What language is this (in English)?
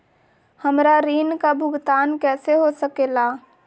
Magahi